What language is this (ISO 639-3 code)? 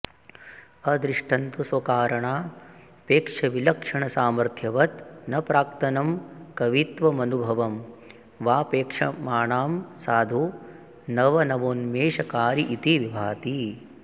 san